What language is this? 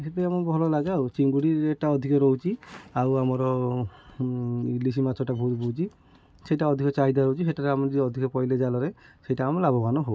Odia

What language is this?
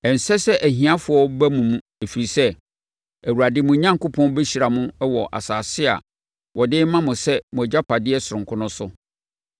Akan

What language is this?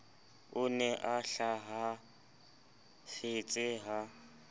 Southern Sotho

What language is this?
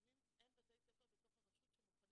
Hebrew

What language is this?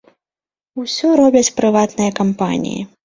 Belarusian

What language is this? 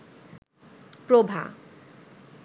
Bangla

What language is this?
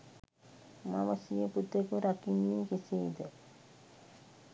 Sinhala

